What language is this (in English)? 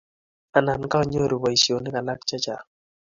Kalenjin